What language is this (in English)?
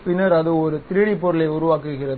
Tamil